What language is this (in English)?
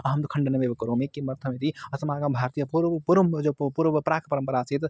Sanskrit